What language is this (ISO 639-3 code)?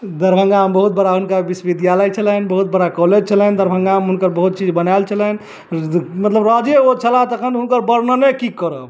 mai